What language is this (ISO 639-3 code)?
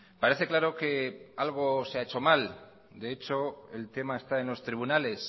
spa